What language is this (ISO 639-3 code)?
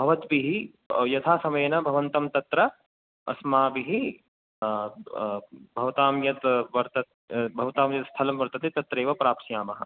san